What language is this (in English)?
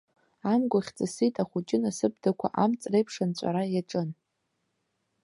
Abkhazian